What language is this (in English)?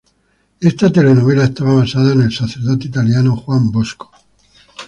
Spanish